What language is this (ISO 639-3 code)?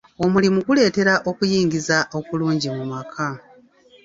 lug